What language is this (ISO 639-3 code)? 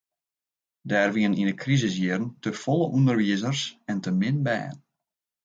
fry